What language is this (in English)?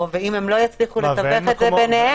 Hebrew